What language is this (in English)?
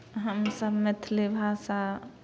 Maithili